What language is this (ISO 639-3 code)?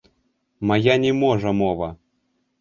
bel